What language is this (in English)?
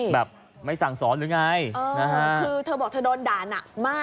Thai